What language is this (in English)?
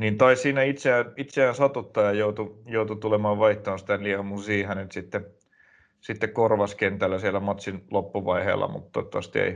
Finnish